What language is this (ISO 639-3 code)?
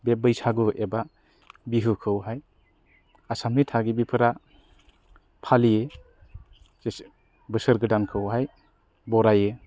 brx